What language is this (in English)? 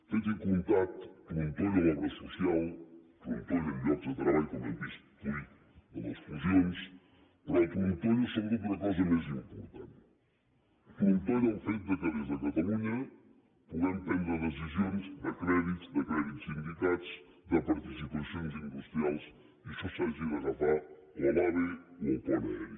Catalan